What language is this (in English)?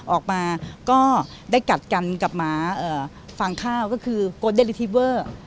Thai